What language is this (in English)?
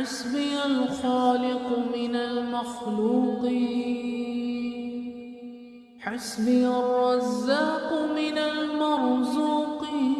Arabic